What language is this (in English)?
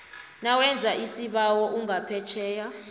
South Ndebele